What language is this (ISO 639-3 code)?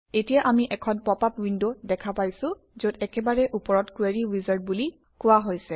asm